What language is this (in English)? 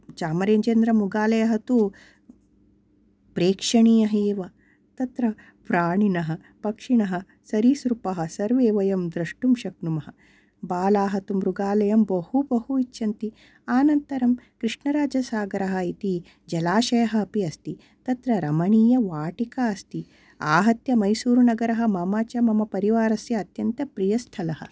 Sanskrit